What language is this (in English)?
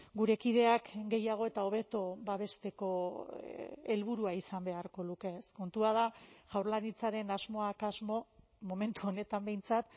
Basque